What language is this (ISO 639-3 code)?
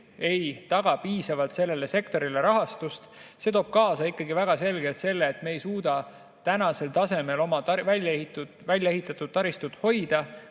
est